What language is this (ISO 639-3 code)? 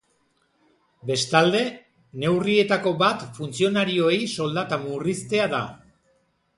eus